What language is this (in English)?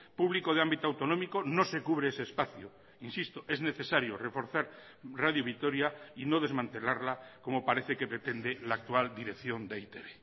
Spanish